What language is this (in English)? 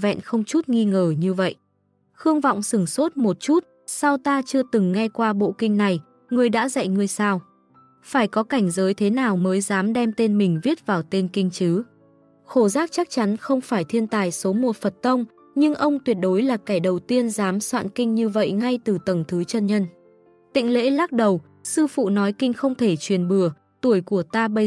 Vietnamese